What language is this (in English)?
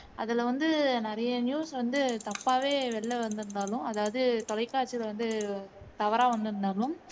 Tamil